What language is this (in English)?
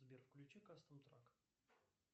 Russian